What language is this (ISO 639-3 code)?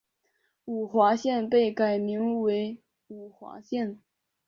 zho